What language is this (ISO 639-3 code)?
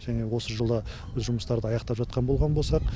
kaz